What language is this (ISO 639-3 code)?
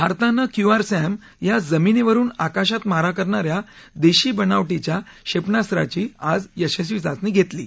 mar